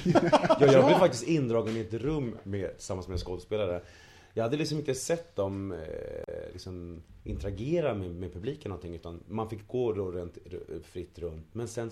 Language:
Swedish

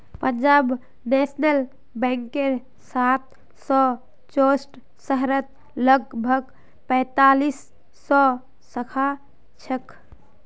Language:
Magahi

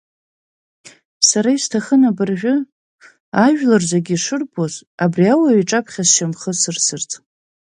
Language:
Abkhazian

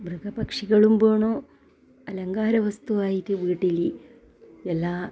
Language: Malayalam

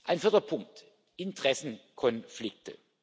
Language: German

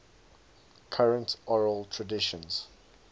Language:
English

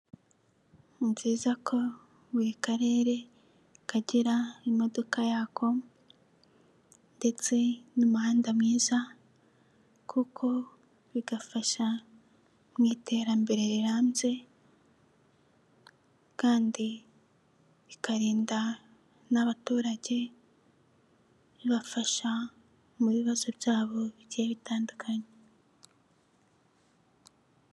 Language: Kinyarwanda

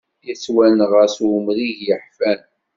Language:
Kabyle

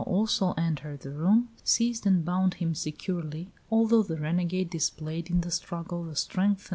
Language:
English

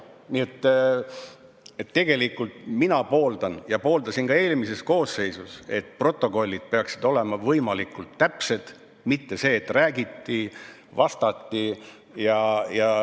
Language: Estonian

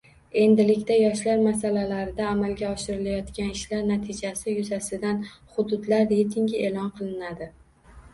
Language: Uzbek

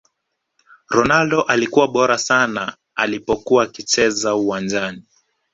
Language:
Swahili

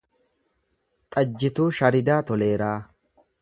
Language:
Oromo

